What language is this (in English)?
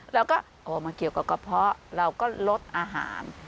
Thai